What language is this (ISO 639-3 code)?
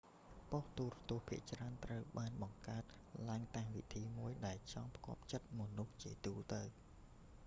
khm